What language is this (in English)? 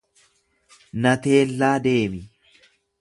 Oromo